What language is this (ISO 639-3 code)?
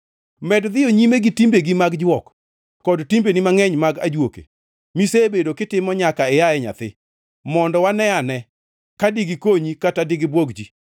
luo